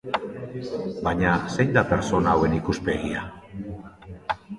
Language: Basque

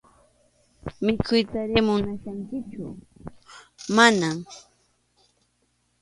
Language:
Arequipa-La Unión Quechua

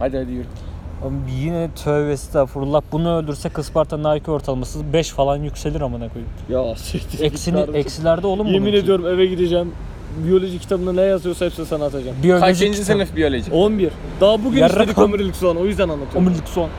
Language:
Turkish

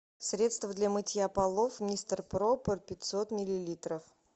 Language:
Russian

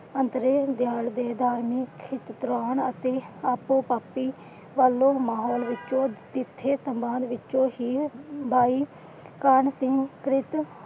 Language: Punjabi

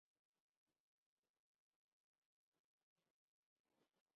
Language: Urdu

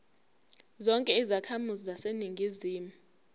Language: Zulu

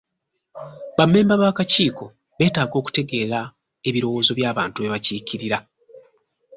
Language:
Ganda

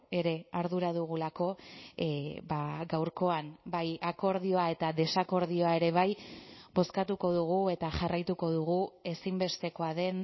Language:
Basque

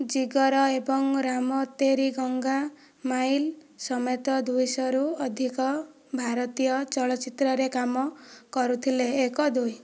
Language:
Odia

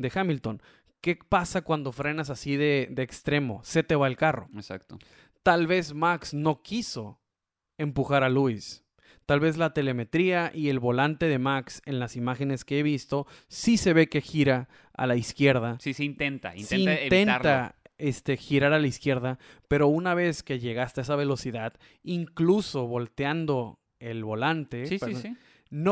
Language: Spanish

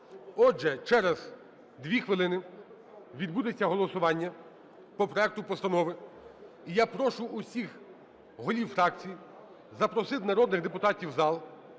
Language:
Ukrainian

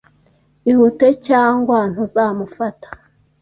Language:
Kinyarwanda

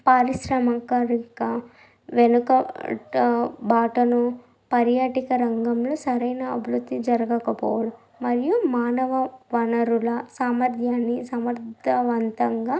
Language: Telugu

